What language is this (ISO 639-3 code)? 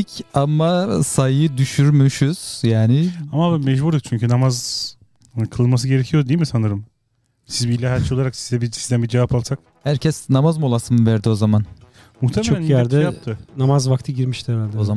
tur